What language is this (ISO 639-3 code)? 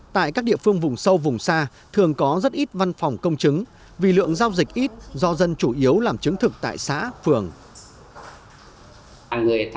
vie